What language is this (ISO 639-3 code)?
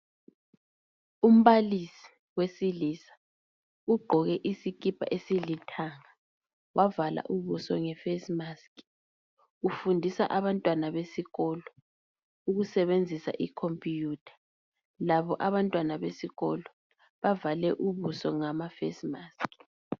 nde